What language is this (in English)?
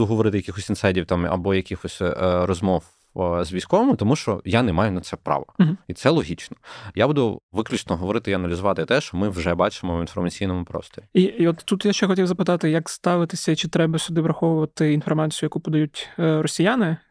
Ukrainian